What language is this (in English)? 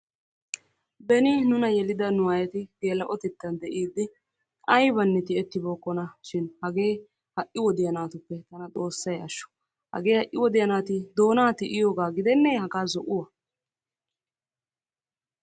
Wolaytta